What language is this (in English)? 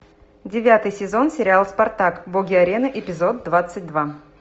Russian